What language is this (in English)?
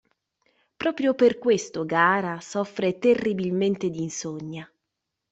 Italian